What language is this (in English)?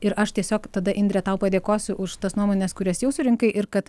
Lithuanian